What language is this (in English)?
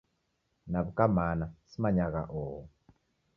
Taita